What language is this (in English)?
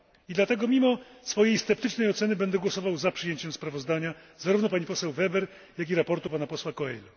Polish